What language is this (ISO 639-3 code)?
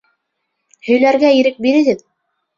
bak